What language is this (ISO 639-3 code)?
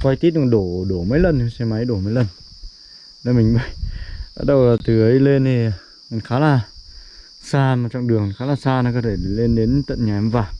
vie